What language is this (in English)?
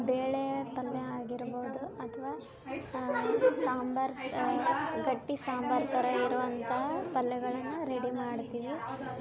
Kannada